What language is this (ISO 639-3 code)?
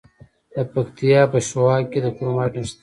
pus